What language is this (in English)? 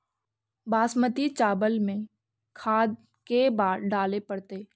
Magahi